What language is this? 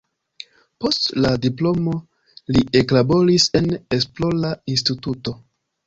Esperanto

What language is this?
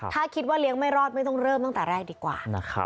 Thai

